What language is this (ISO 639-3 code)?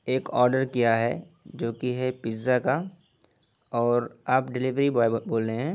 urd